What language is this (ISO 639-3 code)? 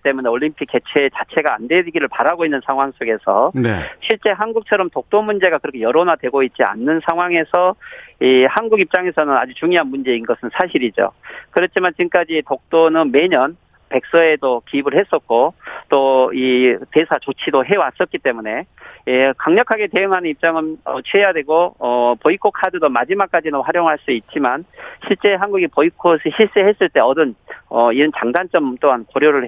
kor